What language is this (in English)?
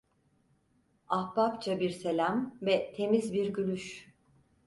Turkish